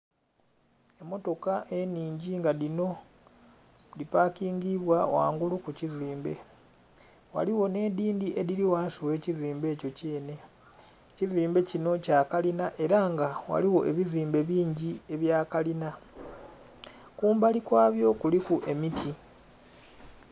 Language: Soga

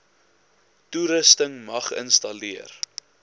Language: Afrikaans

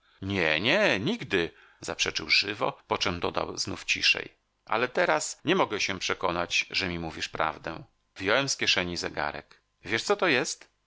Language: Polish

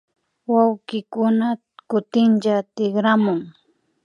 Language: Imbabura Highland Quichua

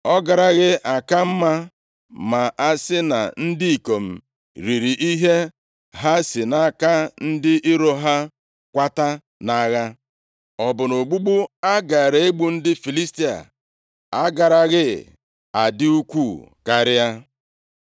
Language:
Igbo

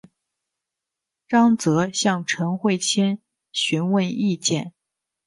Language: Chinese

